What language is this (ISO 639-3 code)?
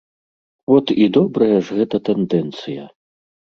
bel